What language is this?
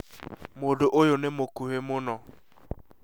Kikuyu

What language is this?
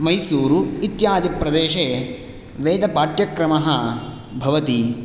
Sanskrit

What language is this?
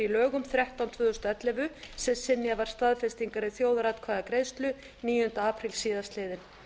Icelandic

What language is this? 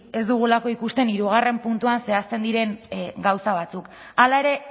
Basque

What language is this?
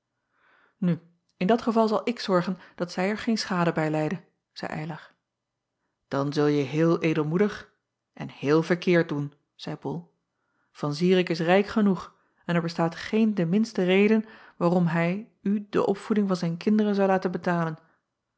Dutch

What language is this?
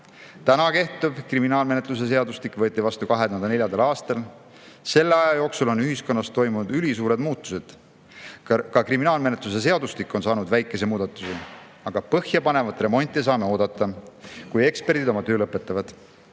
Estonian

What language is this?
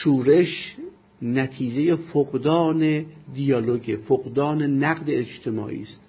Persian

